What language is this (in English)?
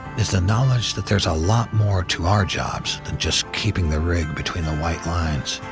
English